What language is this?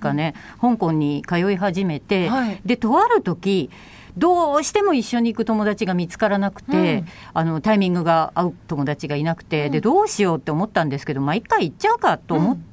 Japanese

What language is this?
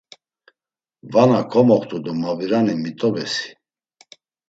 Laz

